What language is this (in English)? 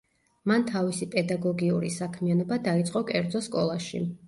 Georgian